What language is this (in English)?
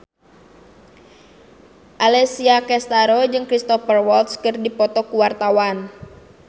Sundanese